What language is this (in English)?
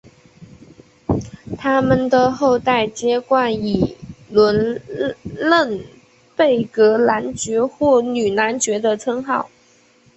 Chinese